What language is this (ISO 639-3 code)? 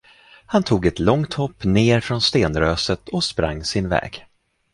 swe